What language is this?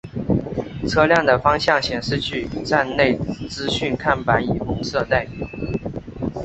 Chinese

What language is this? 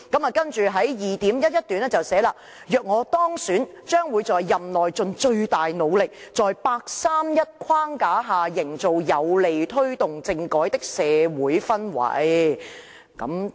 Cantonese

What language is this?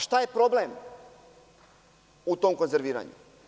Serbian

